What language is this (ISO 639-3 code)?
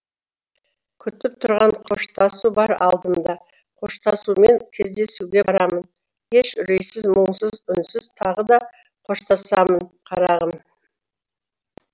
kaz